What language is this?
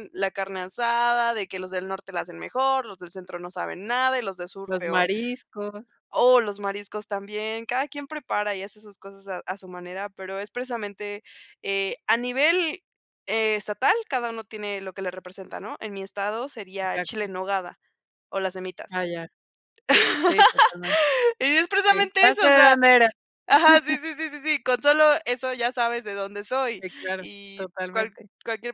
Spanish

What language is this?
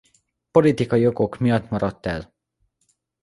Hungarian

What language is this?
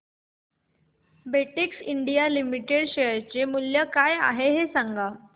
Marathi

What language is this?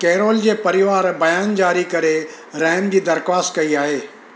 Sindhi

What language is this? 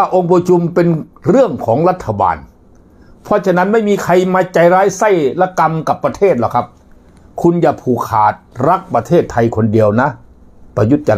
Thai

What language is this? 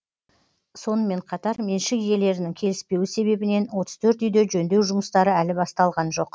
Kazakh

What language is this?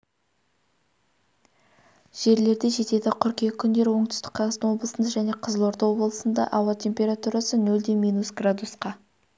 Kazakh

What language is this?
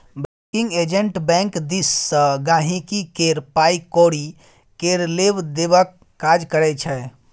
Maithili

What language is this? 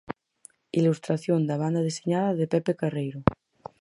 Galician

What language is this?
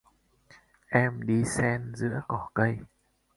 Vietnamese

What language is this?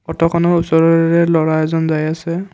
Assamese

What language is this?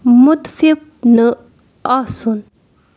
Kashmiri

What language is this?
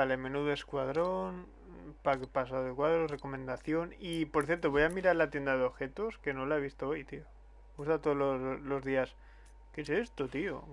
Spanish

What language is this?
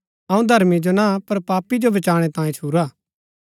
Gaddi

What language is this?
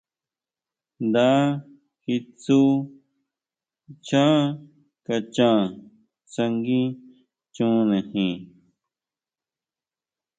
Huautla Mazatec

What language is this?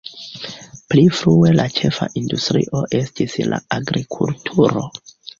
Esperanto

